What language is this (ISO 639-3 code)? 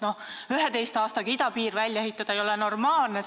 est